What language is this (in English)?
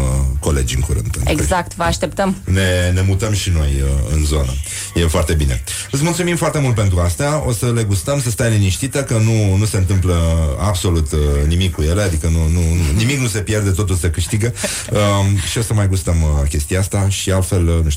Romanian